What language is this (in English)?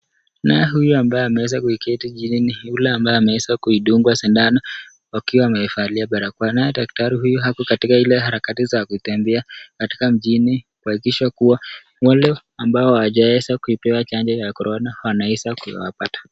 Swahili